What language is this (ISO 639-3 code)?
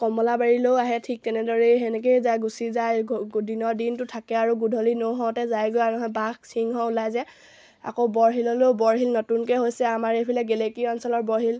asm